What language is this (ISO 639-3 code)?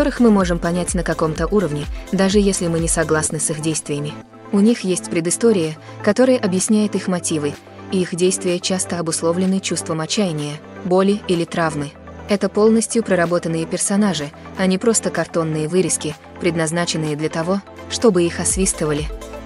rus